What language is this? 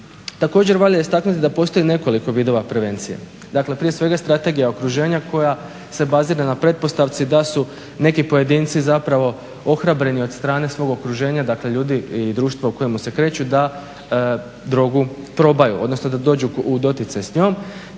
Croatian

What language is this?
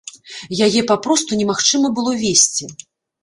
Belarusian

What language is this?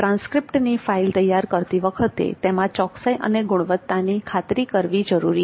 Gujarati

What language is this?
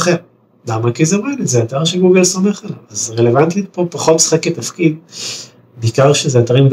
Hebrew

